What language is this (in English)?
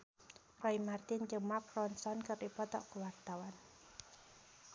Sundanese